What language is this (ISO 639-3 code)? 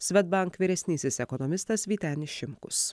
lit